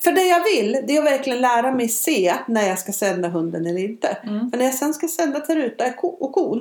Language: Swedish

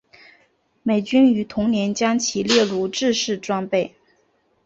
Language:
Chinese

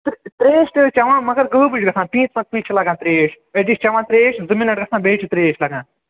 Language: Kashmiri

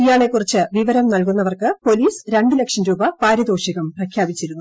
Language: Malayalam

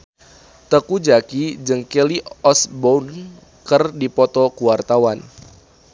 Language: Sundanese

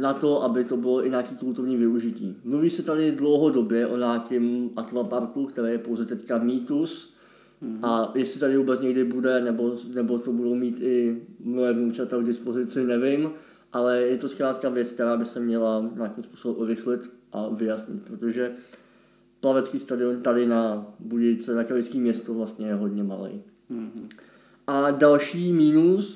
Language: Czech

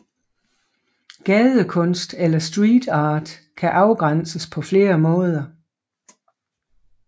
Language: Danish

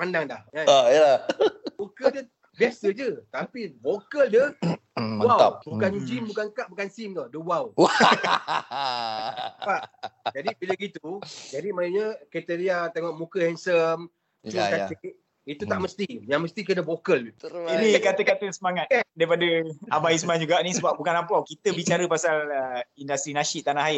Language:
Malay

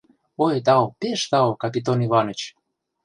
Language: Mari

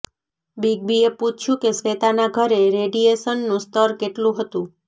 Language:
Gujarati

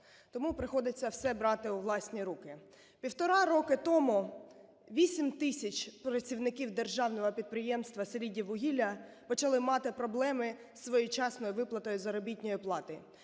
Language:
Ukrainian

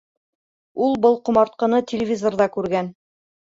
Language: Bashkir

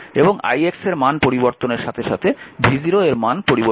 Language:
Bangla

